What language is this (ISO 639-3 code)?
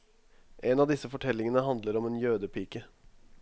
nor